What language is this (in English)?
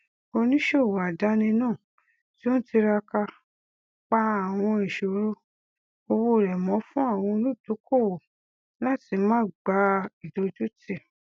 Yoruba